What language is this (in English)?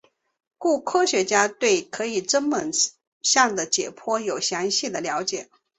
Chinese